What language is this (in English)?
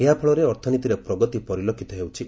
Odia